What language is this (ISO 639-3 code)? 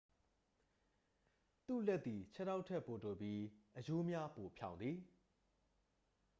mya